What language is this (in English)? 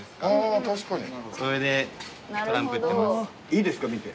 Japanese